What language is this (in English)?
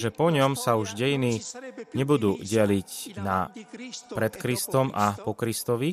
Slovak